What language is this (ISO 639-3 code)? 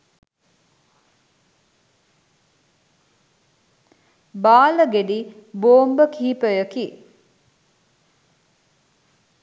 sin